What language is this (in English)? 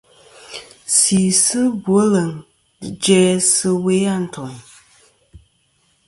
Kom